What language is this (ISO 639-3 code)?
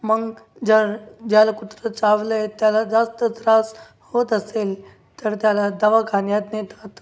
mar